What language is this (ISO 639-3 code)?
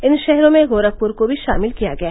hin